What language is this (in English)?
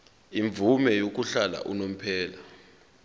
Zulu